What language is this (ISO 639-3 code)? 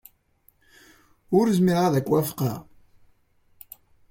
kab